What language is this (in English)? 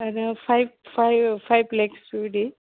Bodo